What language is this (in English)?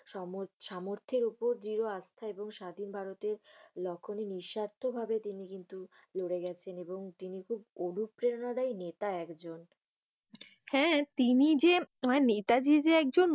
Bangla